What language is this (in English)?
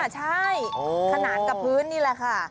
Thai